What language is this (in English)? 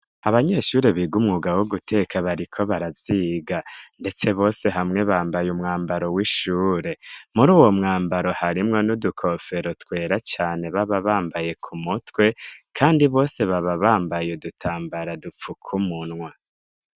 Rundi